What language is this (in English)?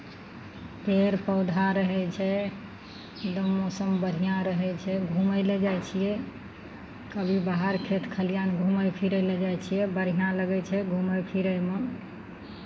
Maithili